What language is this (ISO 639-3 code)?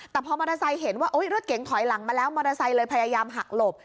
tha